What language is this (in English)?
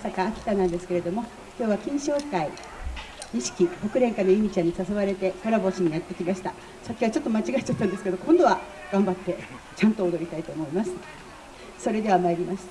Japanese